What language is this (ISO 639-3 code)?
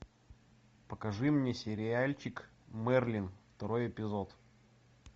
rus